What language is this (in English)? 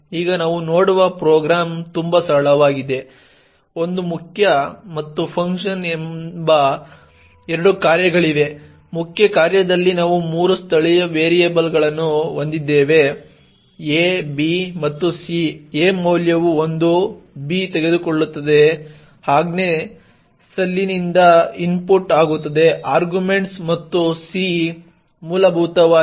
Kannada